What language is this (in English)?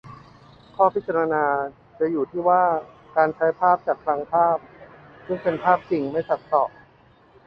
Thai